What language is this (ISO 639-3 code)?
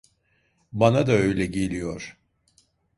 tur